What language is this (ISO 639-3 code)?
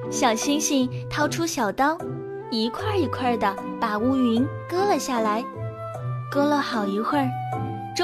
zho